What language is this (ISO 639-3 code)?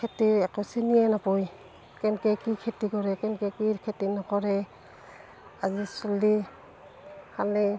asm